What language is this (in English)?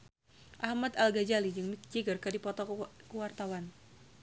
Sundanese